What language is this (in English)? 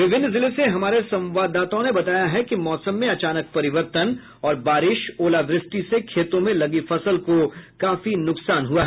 Hindi